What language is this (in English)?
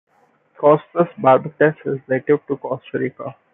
English